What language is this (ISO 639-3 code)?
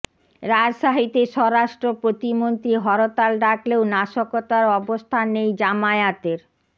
ben